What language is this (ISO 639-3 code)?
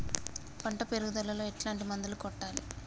tel